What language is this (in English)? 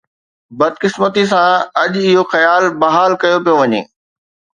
Sindhi